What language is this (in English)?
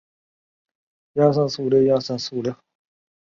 Chinese